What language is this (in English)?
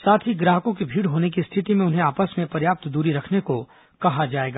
Hindi